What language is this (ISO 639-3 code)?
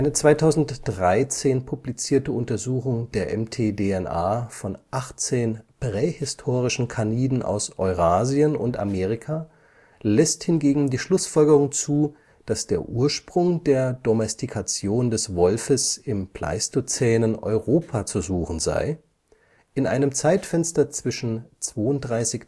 deu